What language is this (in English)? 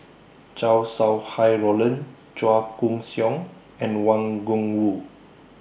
English